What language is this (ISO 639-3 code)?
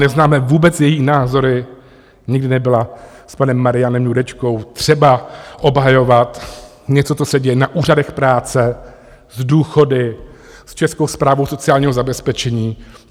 ces